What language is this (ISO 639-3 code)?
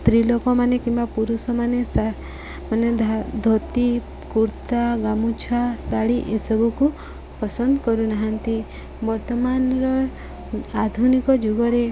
ori